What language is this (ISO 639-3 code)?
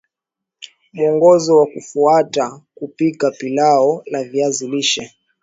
swa